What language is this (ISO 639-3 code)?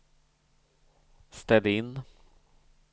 swe